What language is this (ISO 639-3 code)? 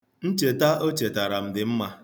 ibo